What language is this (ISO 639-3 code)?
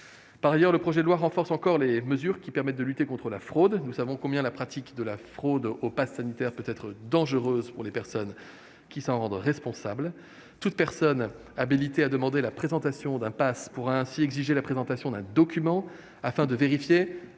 fra